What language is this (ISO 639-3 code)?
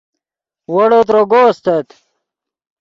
ydg